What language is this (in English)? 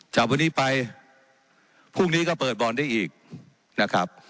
Thai